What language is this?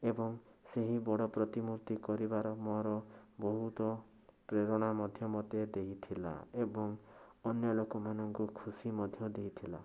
Odia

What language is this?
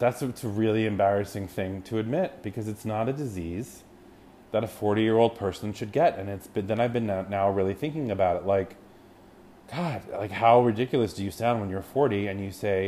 English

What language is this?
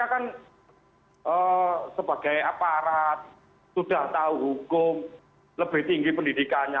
Indonesian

